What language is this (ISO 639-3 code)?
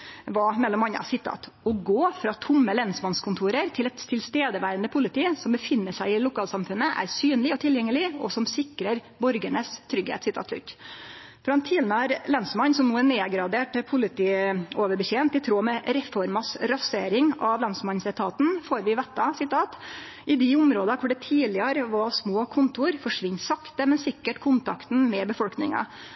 nno